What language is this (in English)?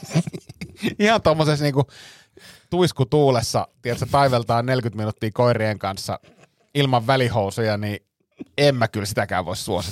Finnish